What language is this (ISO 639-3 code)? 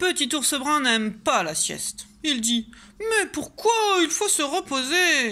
fra